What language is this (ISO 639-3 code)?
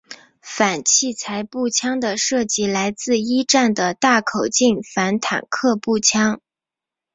zho